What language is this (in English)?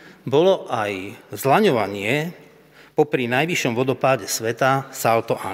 Slovak